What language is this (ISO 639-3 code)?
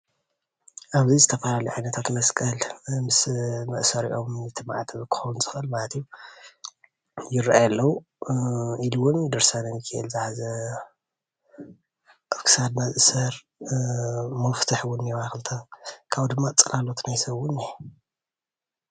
tir